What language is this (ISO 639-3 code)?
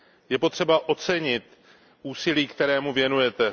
ces